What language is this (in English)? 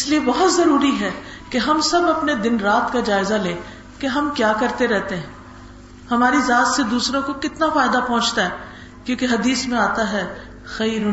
Urdu